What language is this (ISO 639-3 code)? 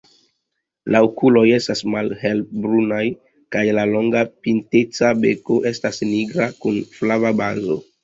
epo